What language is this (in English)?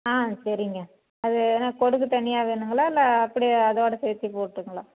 Tamil